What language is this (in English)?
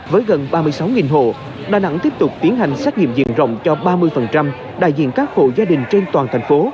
Vietnamese